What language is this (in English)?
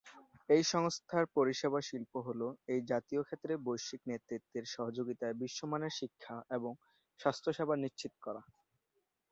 Bangla